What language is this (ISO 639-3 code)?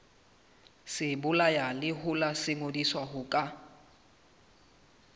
sot